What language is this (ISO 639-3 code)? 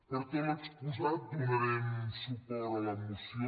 cat